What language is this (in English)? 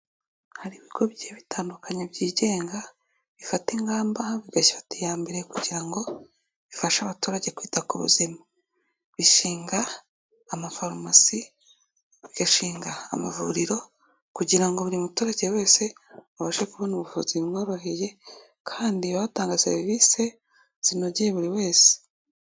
Kinyarwanda